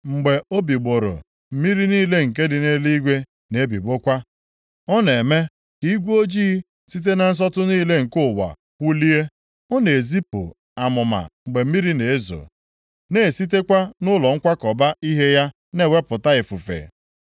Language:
Igbo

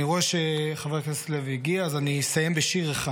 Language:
Hebrew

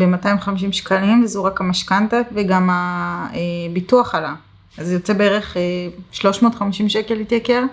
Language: Hebrew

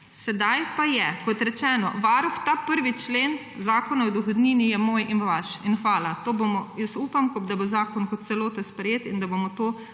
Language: Slovenian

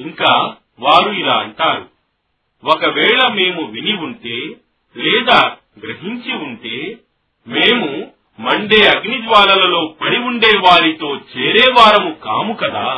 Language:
Telugu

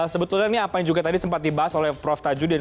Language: Indonesian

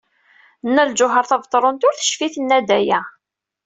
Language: Kabyle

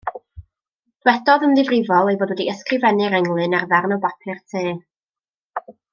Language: Welsh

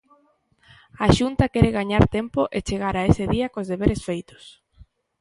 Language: Galician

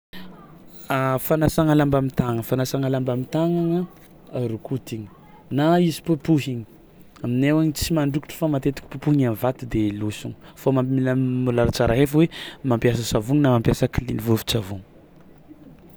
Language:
Tsimihety Malagasy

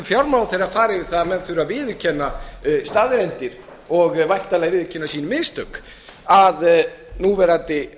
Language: Icelandic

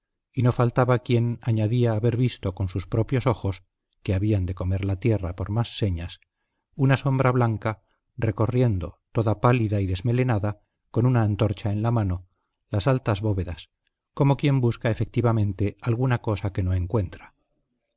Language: Spanish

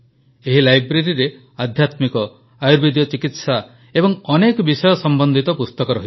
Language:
Odia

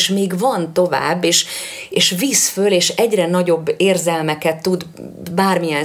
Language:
Hungarian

